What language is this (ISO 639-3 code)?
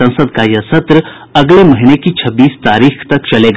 hin